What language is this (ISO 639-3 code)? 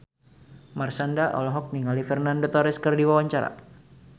sun